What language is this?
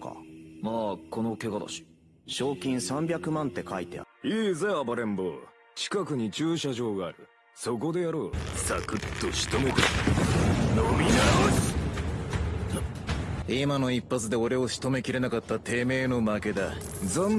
Japanese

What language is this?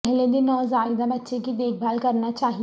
Urdu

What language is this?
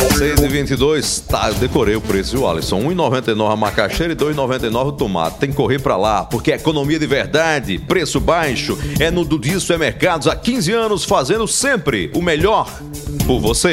Portuguese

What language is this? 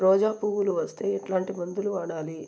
Telugu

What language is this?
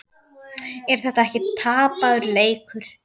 Icelandic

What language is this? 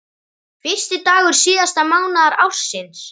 Icelandic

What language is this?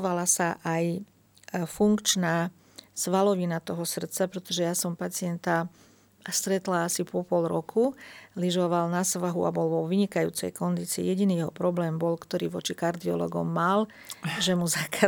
Slovak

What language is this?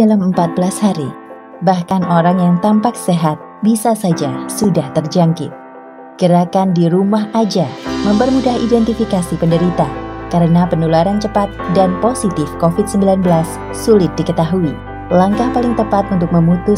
Indonesian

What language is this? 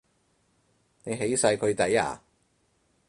Cantonese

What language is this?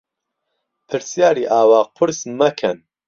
Central Kurdish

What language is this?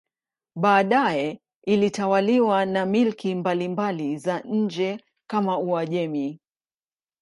Swahili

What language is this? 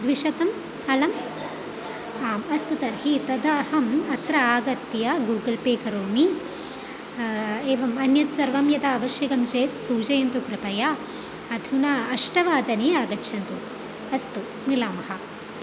Sanskrit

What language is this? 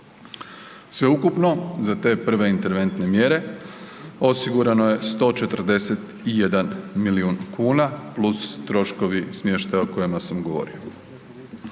Croatian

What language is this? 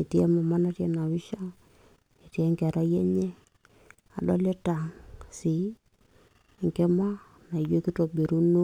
Masai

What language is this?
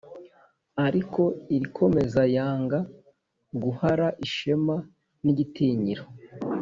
Kinyarwanda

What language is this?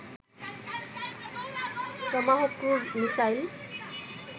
Bangla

